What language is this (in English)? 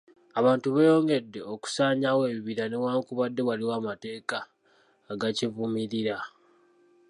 Ganda